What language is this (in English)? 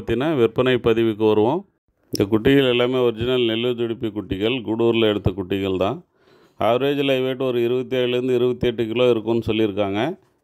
Tamil